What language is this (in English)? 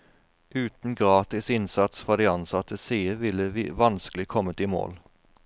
Norwegian